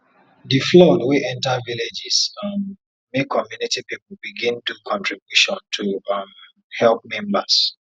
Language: Nigerian Pidgin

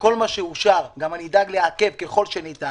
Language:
Hebrew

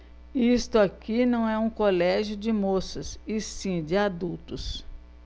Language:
Portuguese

